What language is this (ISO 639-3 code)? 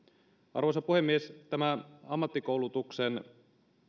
fin